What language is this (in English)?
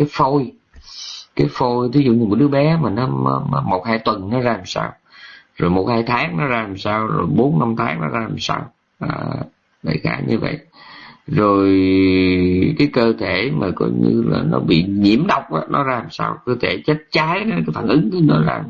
Vietnamese